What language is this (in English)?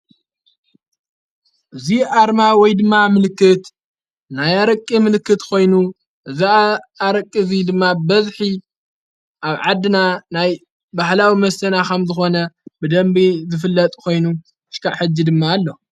Tigrinya